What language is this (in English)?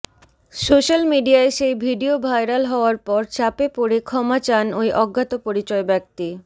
Bangla